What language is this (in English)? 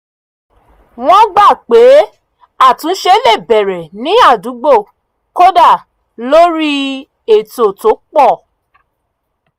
Yoruba